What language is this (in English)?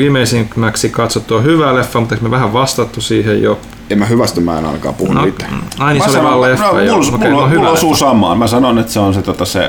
Finnish